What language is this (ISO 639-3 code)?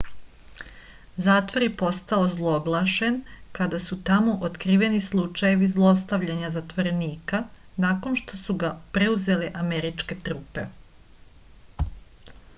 srp